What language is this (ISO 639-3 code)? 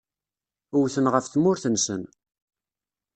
kab